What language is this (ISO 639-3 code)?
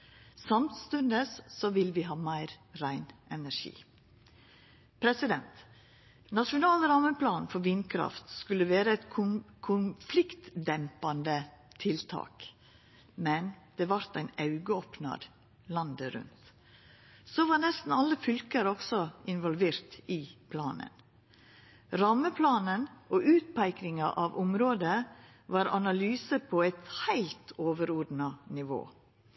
nno